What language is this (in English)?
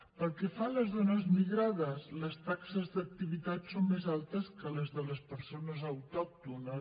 Catalan